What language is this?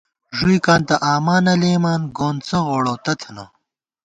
Gawar-Bati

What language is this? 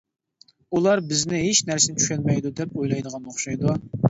Uyghur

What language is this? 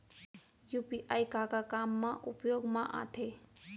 Chhattisgarhi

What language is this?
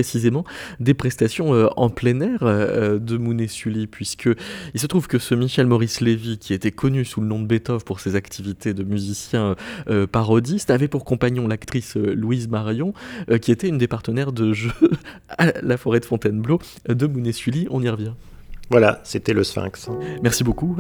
French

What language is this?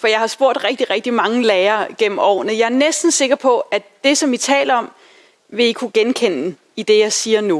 Danish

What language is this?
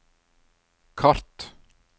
Norwegian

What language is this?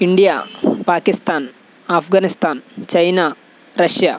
Telugu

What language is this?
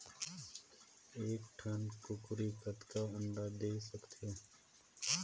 Chhattisgarhi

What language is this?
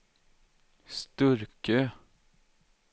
Swedish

